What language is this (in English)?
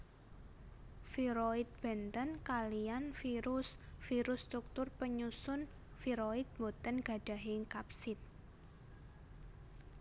Javanese